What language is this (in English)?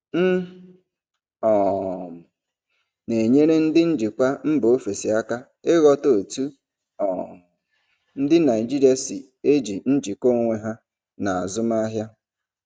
Igbo